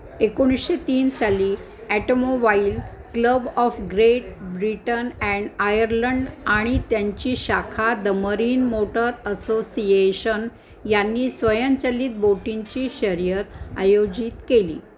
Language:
Marathi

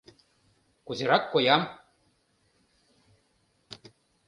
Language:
Mari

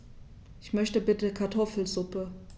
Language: German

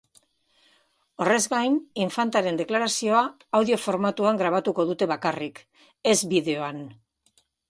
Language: Basque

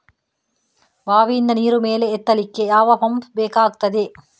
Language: Kannada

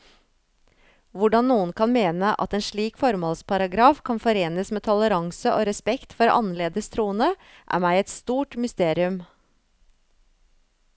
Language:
Norwegian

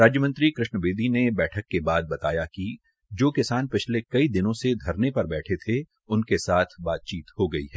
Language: Hindi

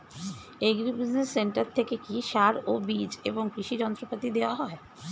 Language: Bangla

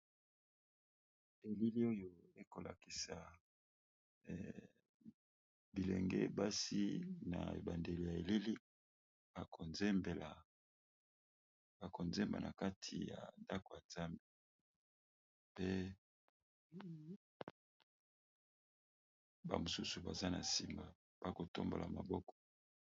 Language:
Lingala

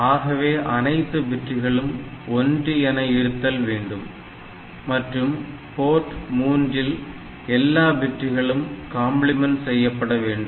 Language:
Tamil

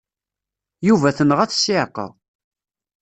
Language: Kabyle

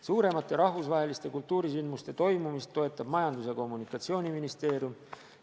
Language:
Estonian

